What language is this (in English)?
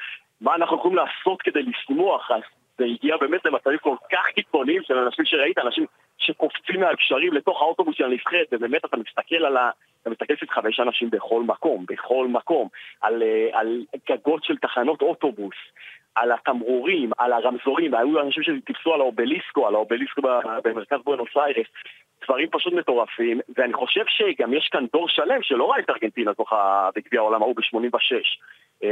Hebrew